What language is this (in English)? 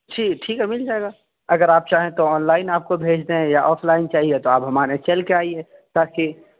Urdu